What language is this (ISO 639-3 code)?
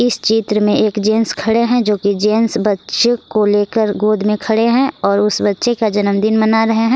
hin